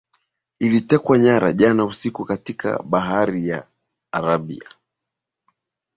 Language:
Swahili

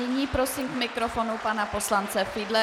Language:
Czech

